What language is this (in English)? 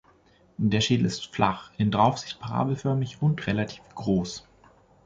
German